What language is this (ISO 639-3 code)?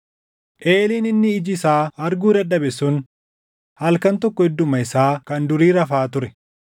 orm